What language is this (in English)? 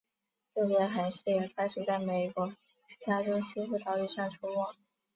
Chinese